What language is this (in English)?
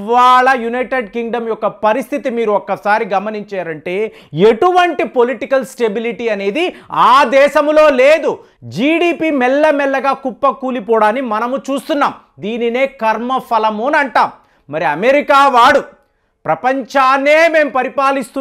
Telugu